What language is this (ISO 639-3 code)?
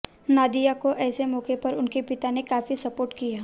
hin